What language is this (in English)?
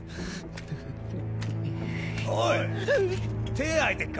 Japanese